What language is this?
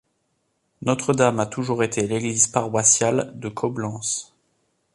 French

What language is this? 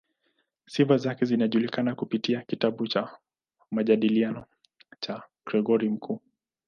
Swahili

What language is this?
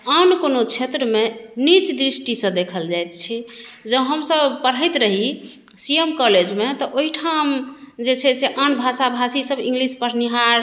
Maithili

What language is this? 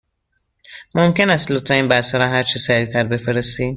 Persian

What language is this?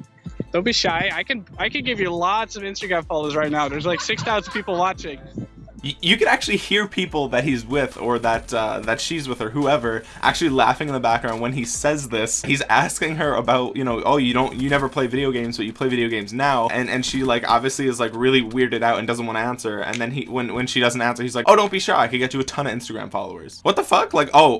English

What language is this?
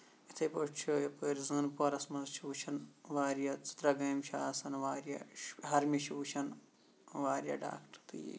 Kashmiri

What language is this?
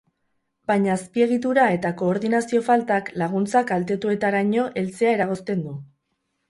Basque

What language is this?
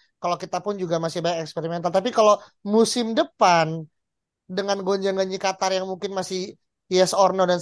Indonesian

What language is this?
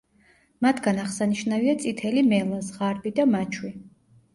Georgian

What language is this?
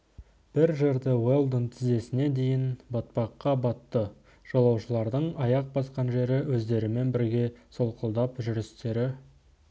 Kazakh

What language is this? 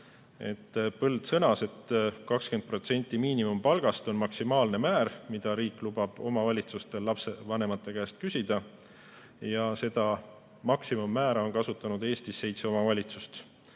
Estonian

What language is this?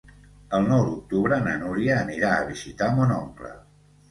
Catalan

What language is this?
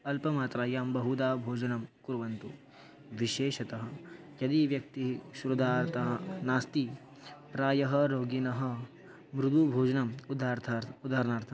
Sanskrit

